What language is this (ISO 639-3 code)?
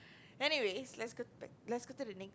eng